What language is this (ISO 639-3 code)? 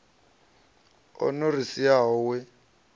ven